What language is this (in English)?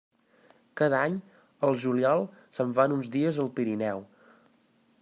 Catalan